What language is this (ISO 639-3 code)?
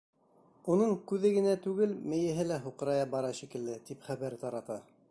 bak